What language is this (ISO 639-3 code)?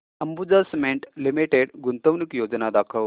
mar